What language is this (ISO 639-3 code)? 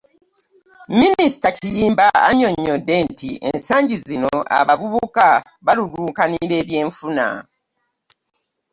lug